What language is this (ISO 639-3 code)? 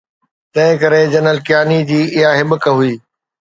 snd